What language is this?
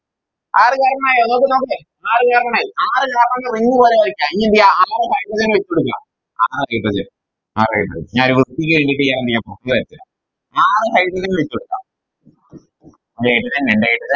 Malayalam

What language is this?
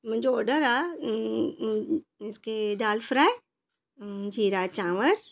Sindhi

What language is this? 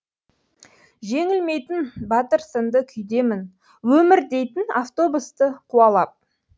Kazakh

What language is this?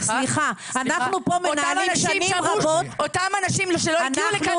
Hebrew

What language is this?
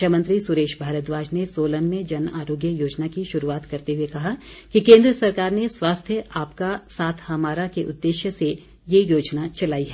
Hindi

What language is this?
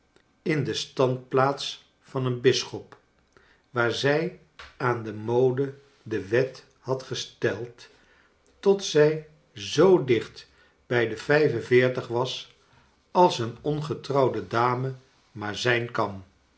Dutch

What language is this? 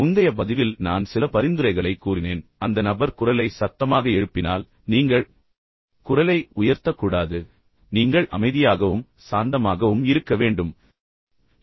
Tamil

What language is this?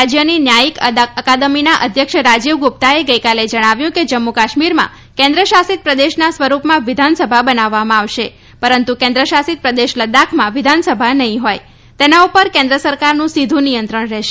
Gujarati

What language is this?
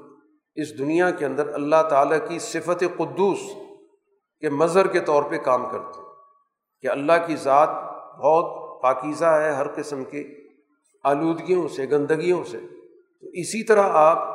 Urdu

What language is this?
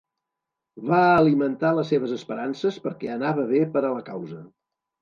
Catalan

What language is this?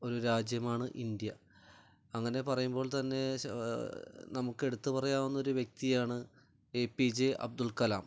Malayalam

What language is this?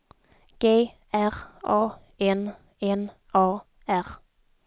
Swedish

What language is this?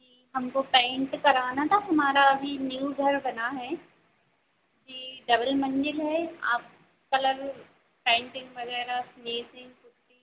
Hindi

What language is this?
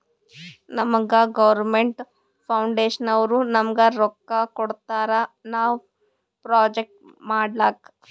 Kannada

